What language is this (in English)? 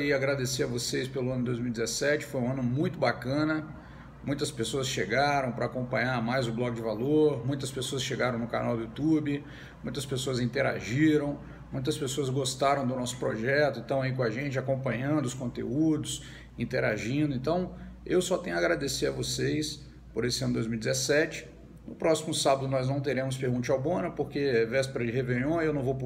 Portuguese